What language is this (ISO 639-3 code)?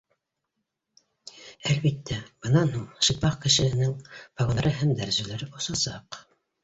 bak